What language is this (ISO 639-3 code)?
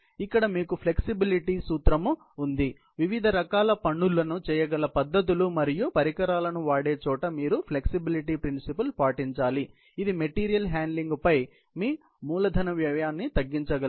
tel